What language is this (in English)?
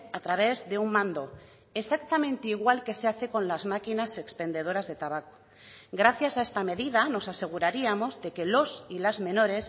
Spanish